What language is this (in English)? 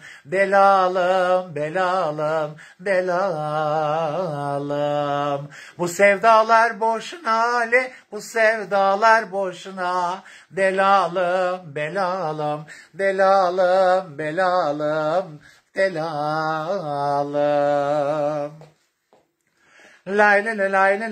Turkish